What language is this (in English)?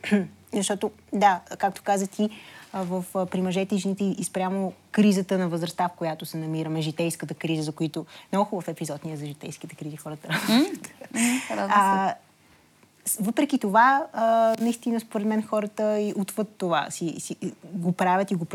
Bulgarian